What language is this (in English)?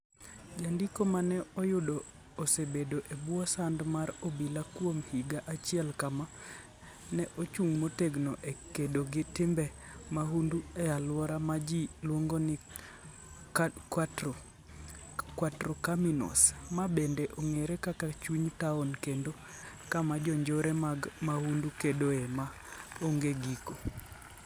Luo (Kenya and Tanzania)